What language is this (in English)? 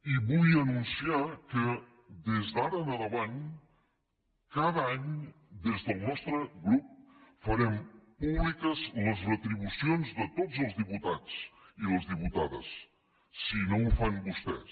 Catalan